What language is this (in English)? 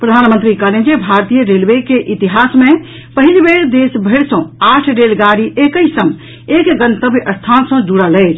Maithili